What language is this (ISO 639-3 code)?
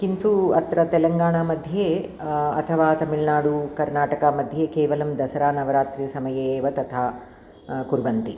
san